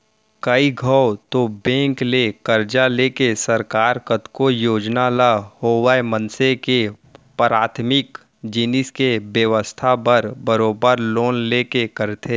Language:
Chhattisgarhi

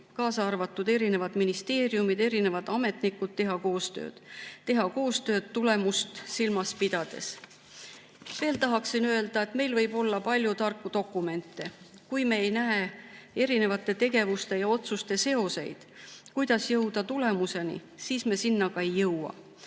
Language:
Estonian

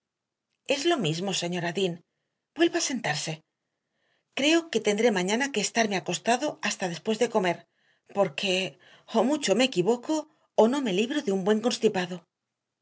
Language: Spanish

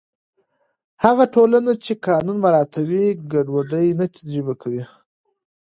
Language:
Pashto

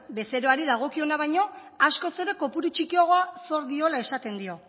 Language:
Basque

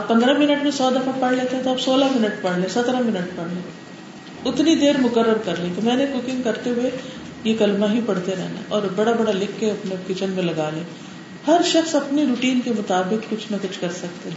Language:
Urdu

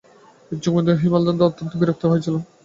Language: Bangla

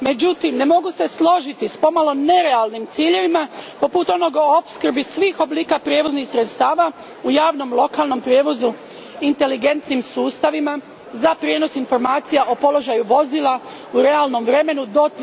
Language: Croatian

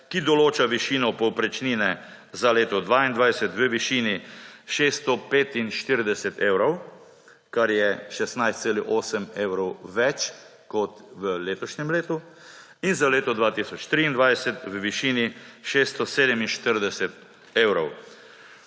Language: Slovenian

